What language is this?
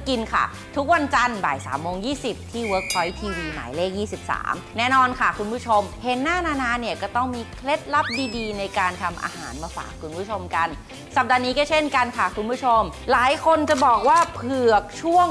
Thai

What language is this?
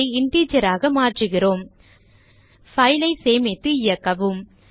Tamil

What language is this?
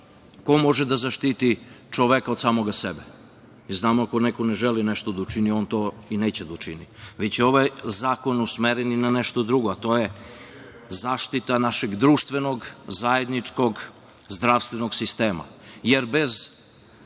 Serbian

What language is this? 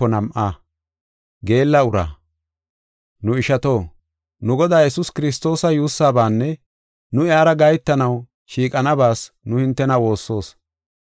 Gofa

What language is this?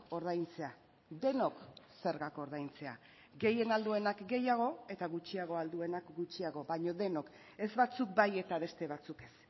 Basque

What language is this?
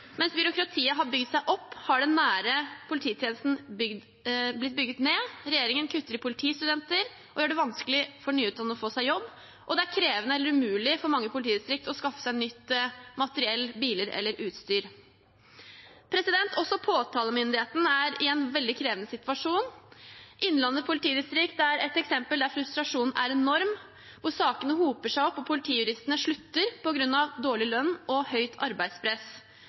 Norwegian Bokmål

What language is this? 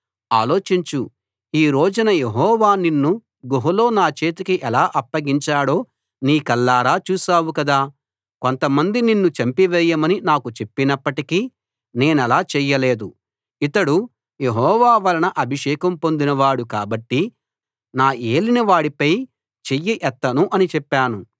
Telugu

